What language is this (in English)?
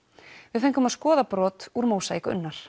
Icelandic